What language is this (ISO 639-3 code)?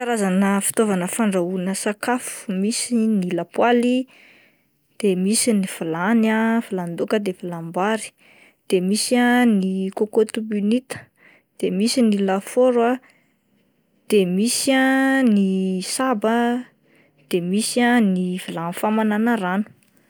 mlg